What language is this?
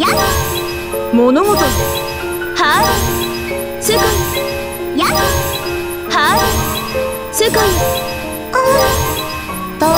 Japanese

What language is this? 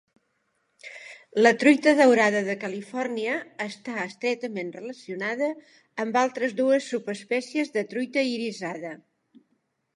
Catalan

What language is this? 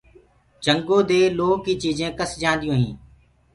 Gurgula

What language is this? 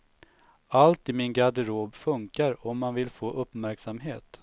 Swedish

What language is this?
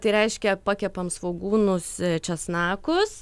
Lithuanian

